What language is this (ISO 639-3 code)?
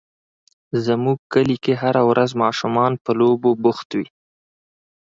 pus